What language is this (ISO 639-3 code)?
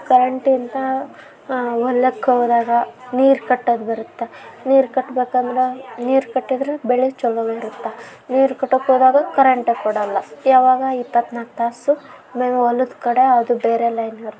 kan